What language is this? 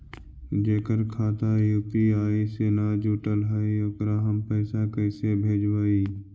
Magahi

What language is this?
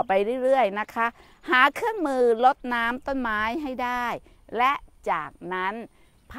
Thai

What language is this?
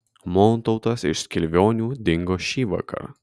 Lithuanian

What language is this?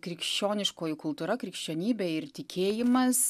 Lithuanian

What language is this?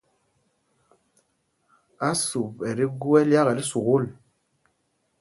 Mpumpong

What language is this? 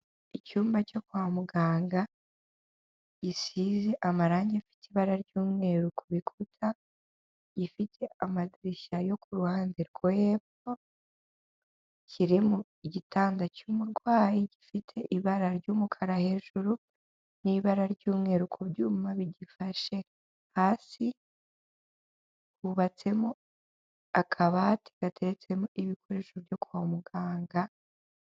Kinyarwanda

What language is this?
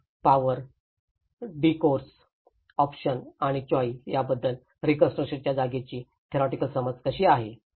Marathi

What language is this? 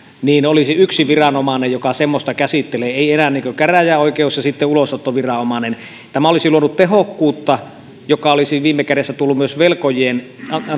Finnish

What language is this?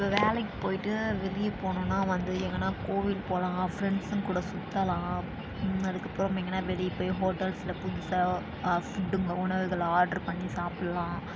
Tamil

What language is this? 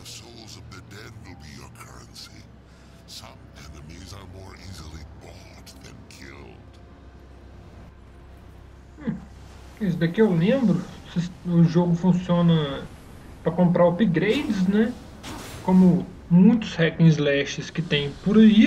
Portuguese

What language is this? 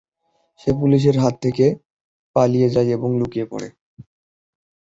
Bangla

